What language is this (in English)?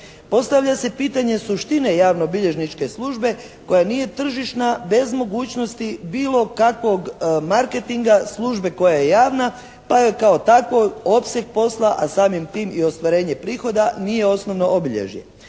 Croatian